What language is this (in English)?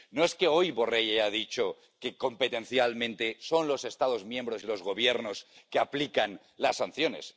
Spanish